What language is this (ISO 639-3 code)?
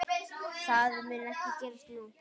isl